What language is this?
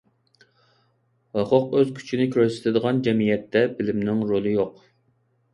Uyghur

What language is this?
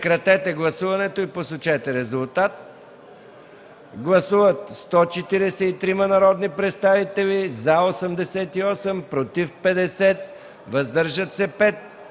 Bulgarian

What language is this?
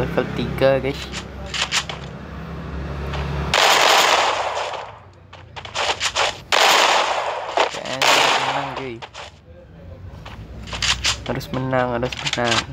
Indonesian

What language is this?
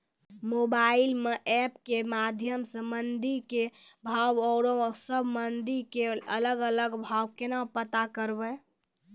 Maithili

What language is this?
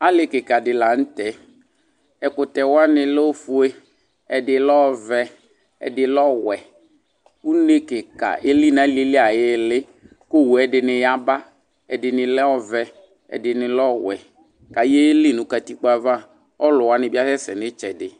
Ikposo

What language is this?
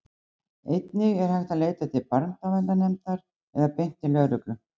Icelandic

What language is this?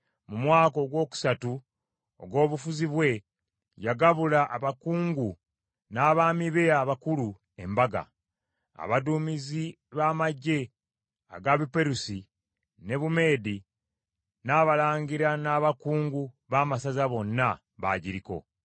Ganda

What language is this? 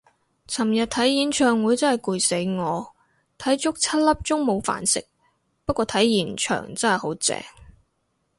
Cantonese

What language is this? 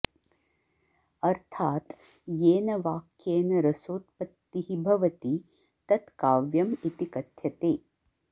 Sanskrit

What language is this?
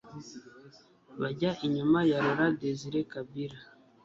Kinyarwanda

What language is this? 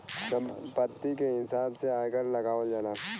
Bhojpuri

